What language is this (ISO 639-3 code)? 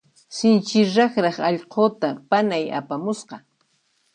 qxp